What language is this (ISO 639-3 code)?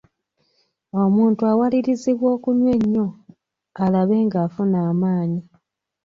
lug